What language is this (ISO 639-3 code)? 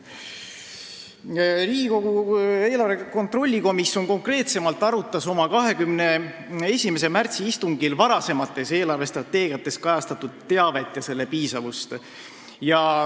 est